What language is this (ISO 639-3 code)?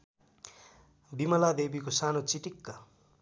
nep